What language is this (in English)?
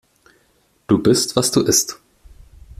German